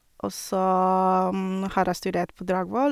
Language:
Norwegian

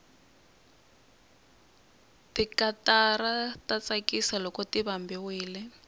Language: Tsonga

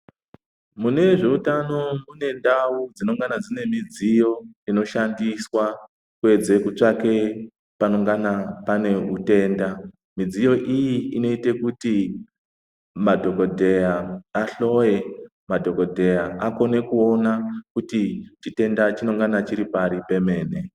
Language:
Ndau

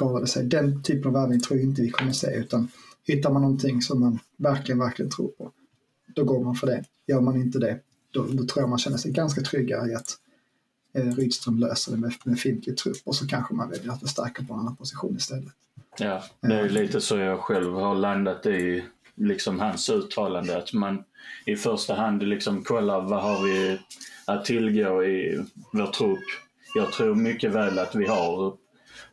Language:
Swedish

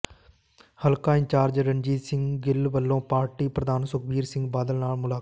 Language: Punjabi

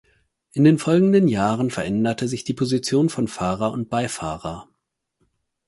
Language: German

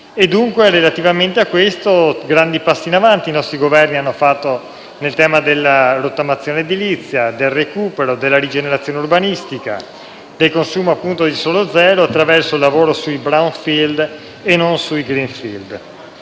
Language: Italian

